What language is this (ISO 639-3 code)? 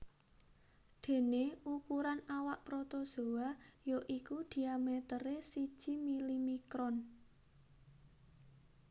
jav